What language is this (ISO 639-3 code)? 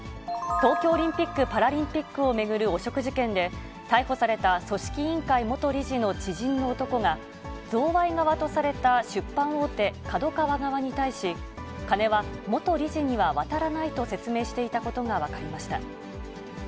jpn